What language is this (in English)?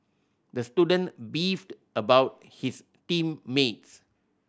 English